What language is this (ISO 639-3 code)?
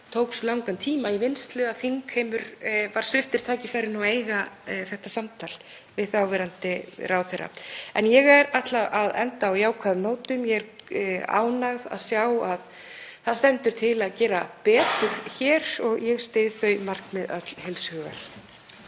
isl